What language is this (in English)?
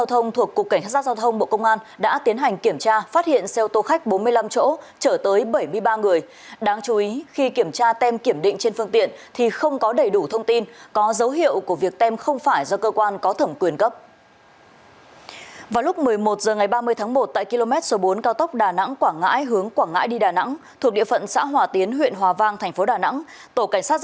Vietnamese